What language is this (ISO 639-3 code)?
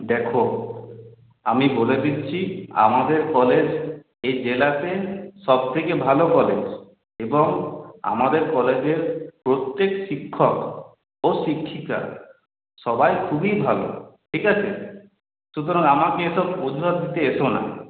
ben